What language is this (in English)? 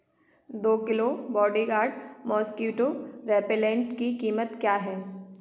Hindi